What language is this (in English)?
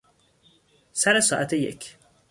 Persian